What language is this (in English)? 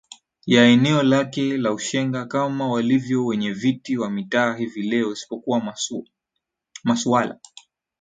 Swahili